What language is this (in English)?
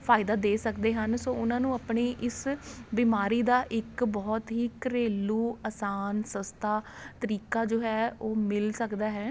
Punjabi